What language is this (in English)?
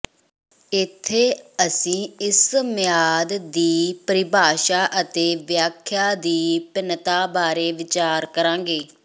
Punjabi